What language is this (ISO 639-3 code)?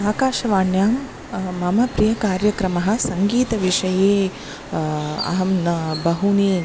san